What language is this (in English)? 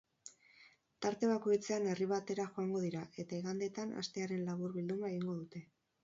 Basque